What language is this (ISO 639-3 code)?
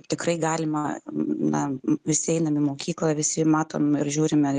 lit